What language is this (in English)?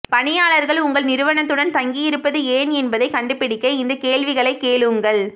Tamil